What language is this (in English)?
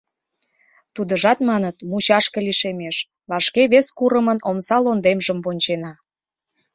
Mari